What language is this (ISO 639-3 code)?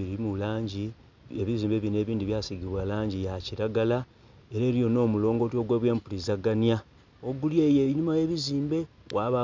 xog